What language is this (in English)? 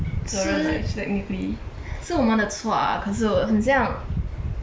English